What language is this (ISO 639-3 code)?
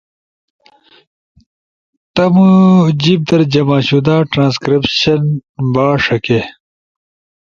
ush